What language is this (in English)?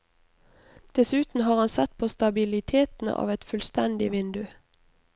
Norwegian